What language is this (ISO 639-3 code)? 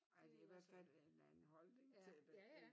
dan